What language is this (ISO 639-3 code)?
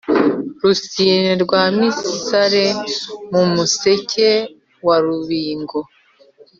kin